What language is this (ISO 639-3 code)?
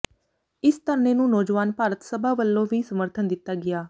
pan